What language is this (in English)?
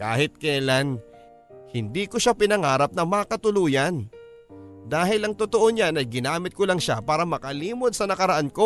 Filipino